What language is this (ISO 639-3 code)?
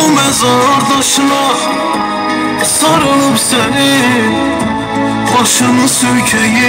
tur